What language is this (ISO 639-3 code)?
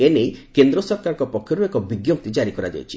ori